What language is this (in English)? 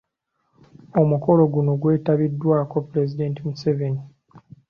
Ganda